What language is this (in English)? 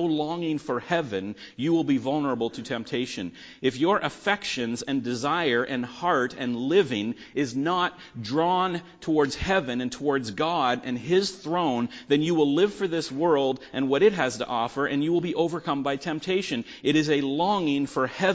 English